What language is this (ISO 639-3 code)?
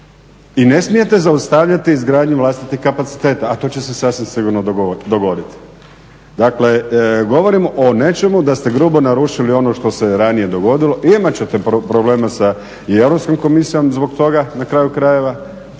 hrv